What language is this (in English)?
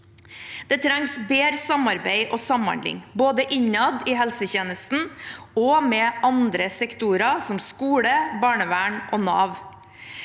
Norwegian